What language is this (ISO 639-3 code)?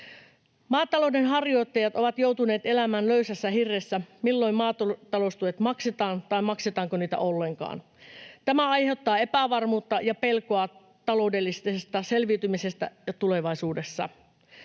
fin